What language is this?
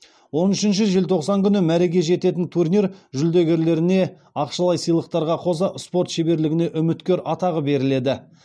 Kazakh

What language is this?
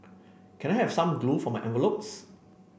English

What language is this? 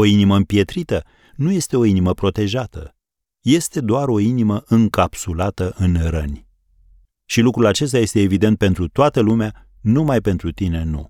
Romanian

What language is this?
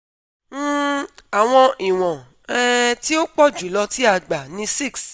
Yoruba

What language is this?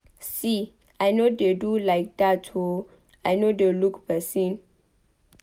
Nigerian Pidgin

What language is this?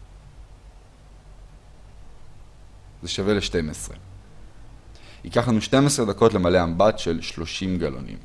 Hebrew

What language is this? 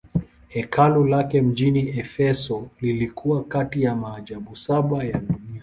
Swahili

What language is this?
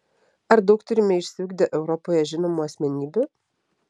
Lithuanian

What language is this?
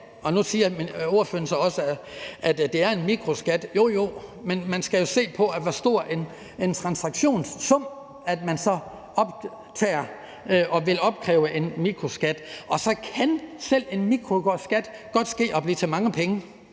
Danish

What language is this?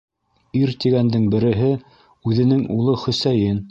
Bashkir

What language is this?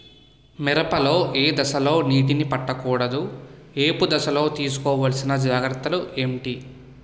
Telugu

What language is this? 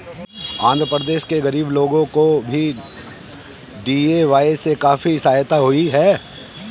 Hindi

